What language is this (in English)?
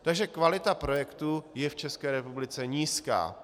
Czech